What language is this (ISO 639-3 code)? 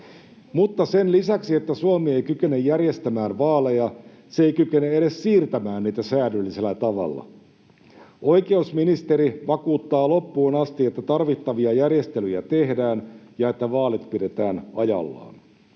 fin